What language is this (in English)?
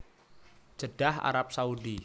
Javanese